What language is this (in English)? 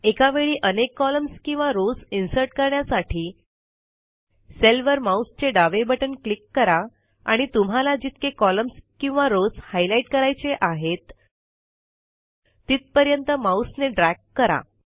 Marathi